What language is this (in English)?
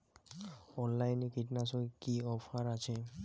Bangla